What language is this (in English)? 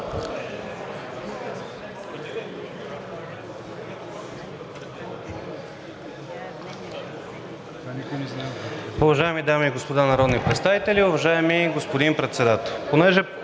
Bulgarian